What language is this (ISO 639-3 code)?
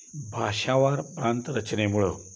mar